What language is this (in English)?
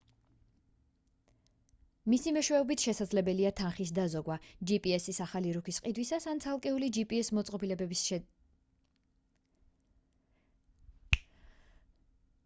Georgian